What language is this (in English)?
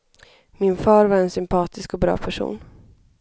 Swedish